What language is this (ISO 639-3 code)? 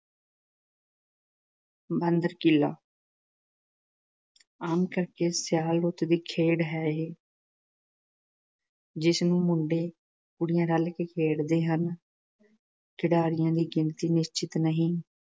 pan